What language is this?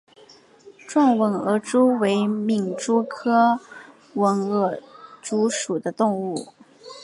Chinese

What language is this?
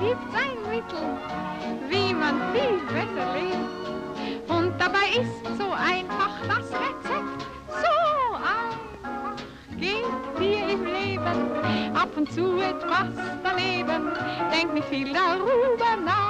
German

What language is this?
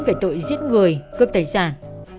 Vietnamese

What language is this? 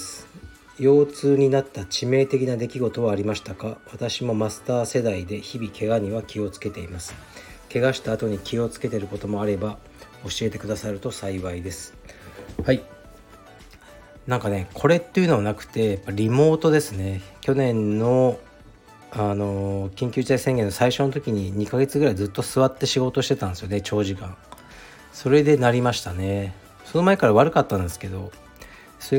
Japanese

